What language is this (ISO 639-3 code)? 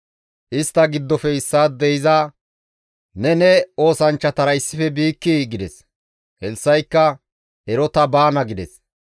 gmv